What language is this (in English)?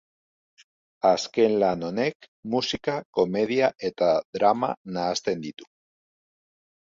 Basque